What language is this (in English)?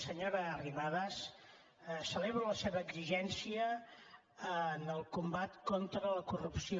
Catalan